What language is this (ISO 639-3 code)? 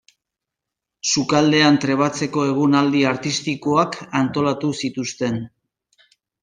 eus